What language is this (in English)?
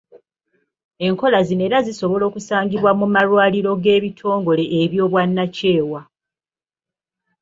Ganda